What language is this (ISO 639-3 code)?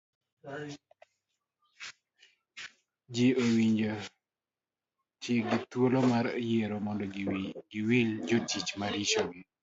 luo